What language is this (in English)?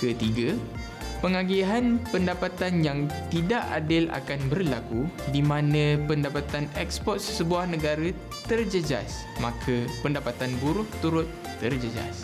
Malay